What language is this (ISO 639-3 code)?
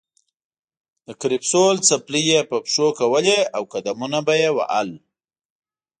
pus